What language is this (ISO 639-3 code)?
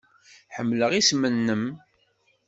kab